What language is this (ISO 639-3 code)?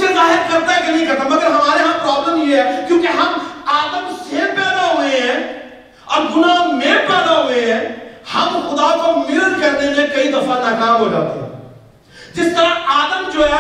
urd